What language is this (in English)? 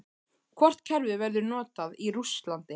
Icelandic